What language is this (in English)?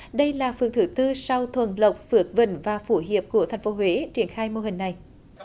Vietnamese